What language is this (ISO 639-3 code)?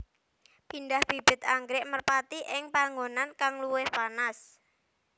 jav